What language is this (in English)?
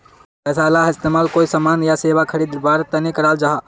Magahi